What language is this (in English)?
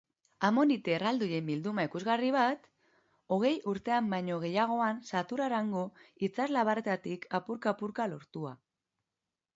Basque